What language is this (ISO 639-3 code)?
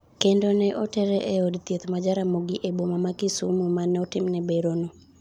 luo